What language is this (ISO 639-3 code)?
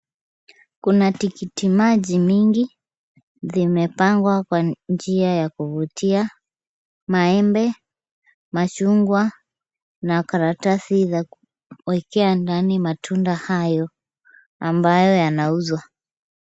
swa